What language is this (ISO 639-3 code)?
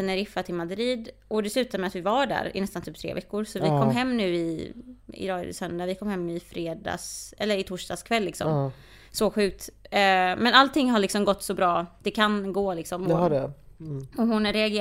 swe